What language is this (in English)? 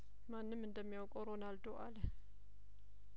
Amharic